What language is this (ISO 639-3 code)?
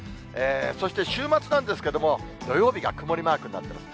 jpn